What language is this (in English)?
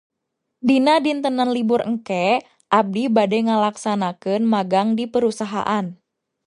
Sundanese